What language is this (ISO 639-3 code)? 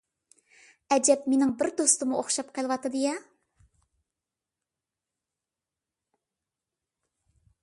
uig